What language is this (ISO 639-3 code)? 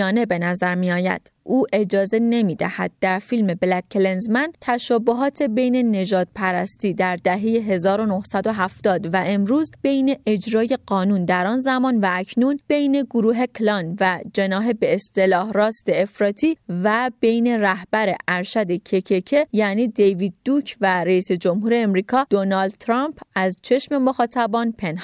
fas